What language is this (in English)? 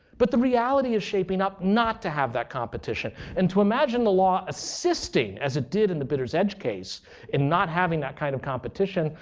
English